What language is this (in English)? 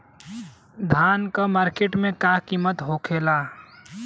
Bhojpuri